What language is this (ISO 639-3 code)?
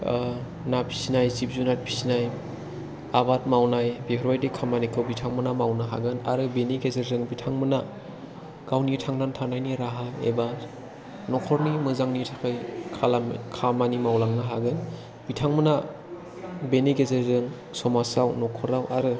brx